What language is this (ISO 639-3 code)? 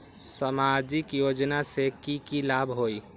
mag